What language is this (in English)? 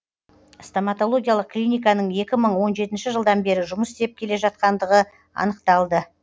Kazakh